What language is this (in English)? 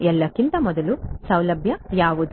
Kannada